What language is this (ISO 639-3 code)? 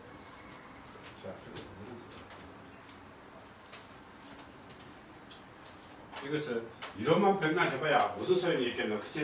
kor